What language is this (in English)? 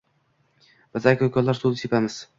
Uzbek